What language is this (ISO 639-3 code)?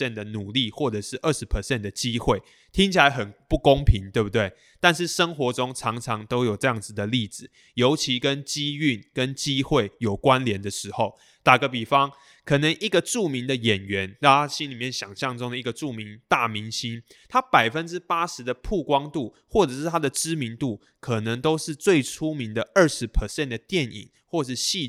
zho